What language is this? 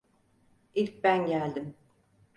Turkish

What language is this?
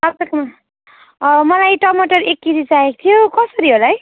Nepali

